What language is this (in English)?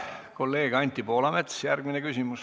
Estonian